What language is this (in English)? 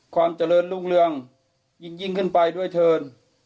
Thai